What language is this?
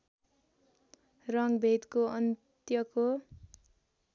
Nepali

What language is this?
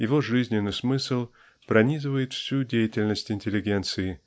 Russian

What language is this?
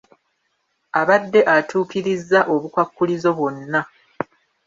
Ganda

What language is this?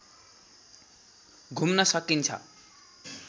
Nepali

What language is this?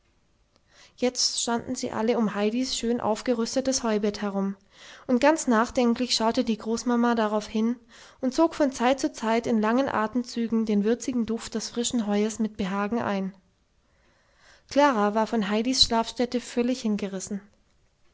German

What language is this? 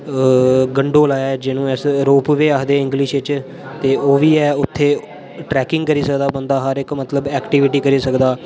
Dogri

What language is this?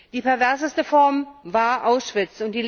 German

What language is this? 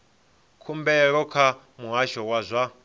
Venda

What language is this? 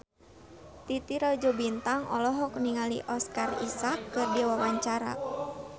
Sundanese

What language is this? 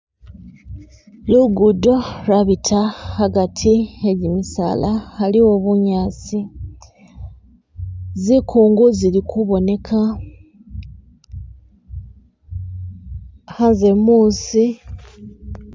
Masaaba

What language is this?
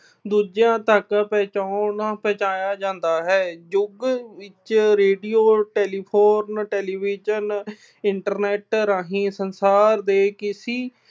Punjabi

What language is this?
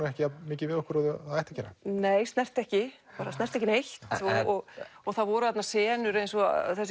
Icelandic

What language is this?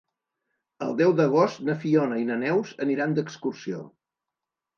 Catalan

